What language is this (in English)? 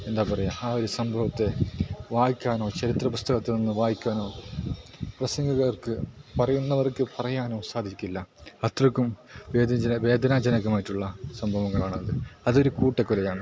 Malayalam